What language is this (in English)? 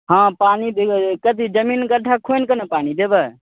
Maithili